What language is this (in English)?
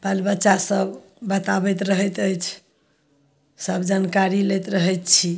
Maithili